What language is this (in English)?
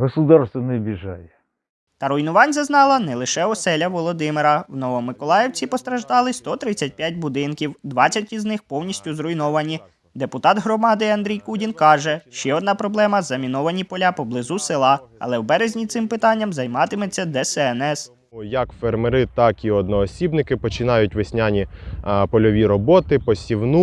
Ukrainian